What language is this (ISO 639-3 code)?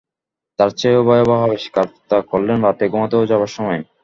ben